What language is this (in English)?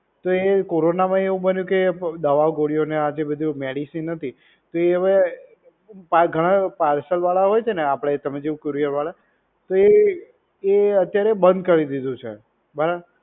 Gujarati